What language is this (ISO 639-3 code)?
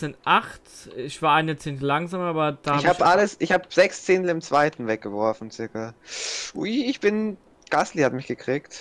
deu